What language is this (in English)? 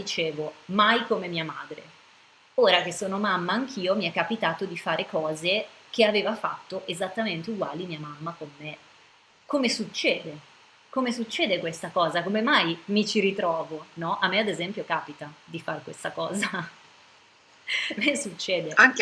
Italian